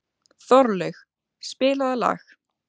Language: Icelandic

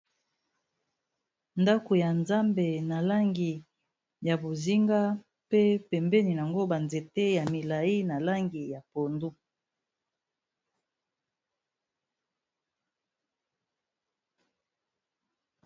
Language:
Lingala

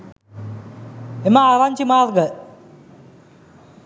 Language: Sinhala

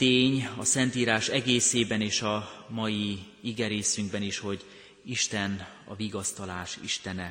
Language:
Hungarian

